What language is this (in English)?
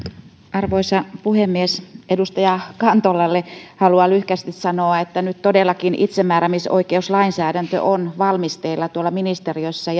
Finnish